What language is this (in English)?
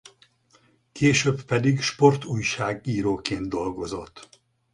Hungarian